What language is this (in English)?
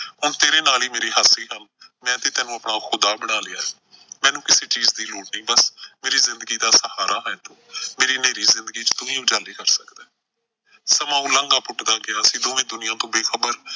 Punjabi